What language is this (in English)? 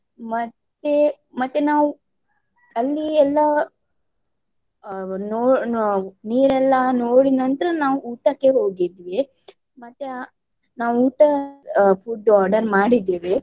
Kannada